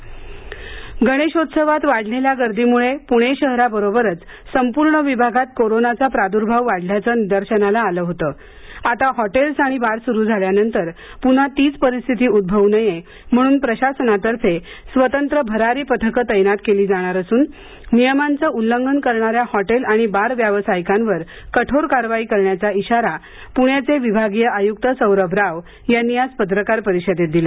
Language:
Marathi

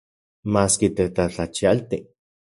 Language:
Central Puebla Nahuatl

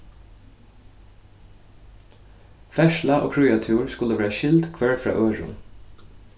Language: Faroese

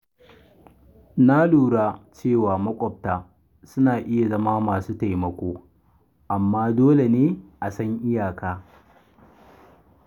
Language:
Hausa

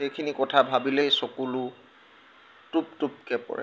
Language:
Assamese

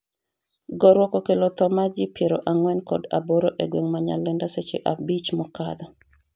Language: Luo (Kenya and Tanzania)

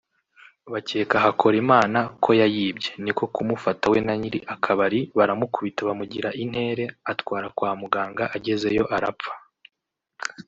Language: Kinyarwanda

